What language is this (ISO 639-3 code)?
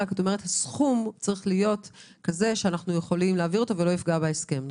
heb